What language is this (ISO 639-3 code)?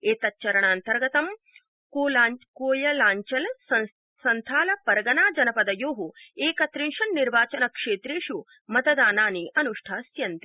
san